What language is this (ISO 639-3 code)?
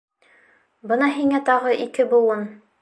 bak